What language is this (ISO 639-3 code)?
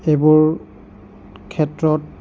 asm